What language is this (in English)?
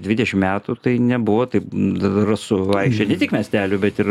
Lithuanian